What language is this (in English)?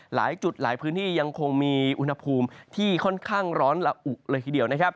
Thai